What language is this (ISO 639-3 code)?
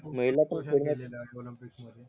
mar